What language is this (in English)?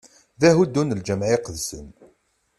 Kabyle